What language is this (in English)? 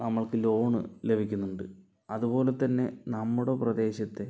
Malayalam